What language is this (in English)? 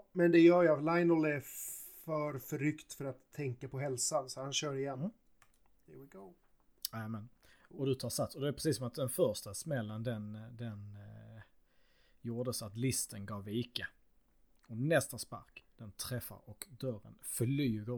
Swedish